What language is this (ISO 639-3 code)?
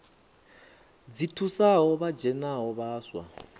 ven